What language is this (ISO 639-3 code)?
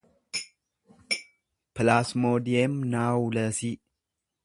orm